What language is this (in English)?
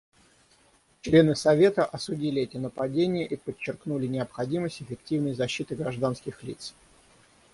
Russian